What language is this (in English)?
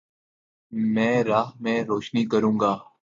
Urdu